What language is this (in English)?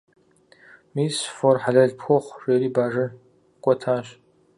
Kabardian